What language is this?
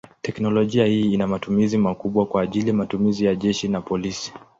Swahili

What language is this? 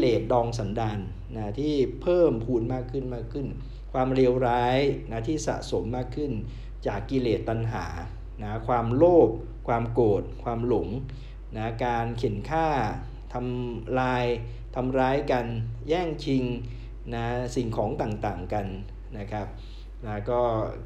Thai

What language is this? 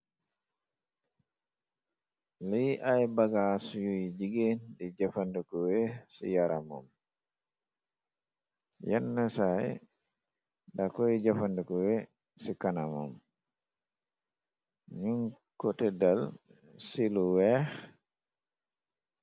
Wolof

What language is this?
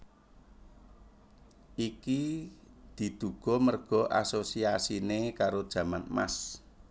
Javanese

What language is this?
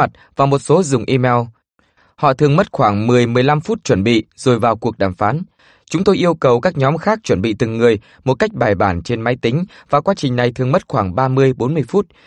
Vietnamese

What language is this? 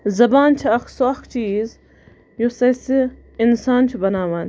Kashmiri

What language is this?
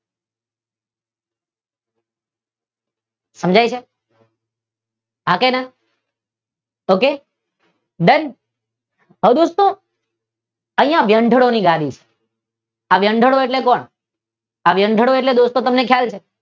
Gujarati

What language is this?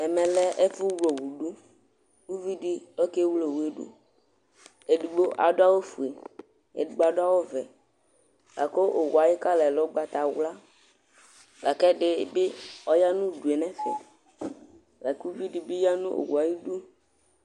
Ikposo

